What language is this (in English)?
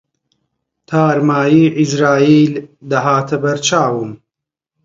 Central Kurdish